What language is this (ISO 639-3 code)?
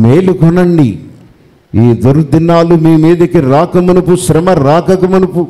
tel